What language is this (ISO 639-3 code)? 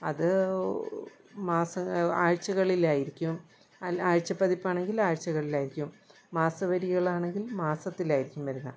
mal